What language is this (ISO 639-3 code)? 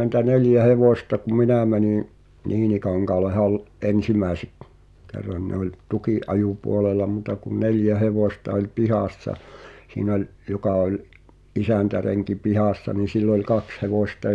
fin